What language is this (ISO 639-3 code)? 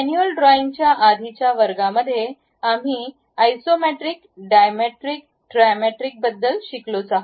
mar